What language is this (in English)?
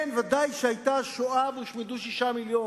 Hebrew